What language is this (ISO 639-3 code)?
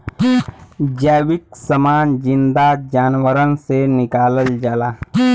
bho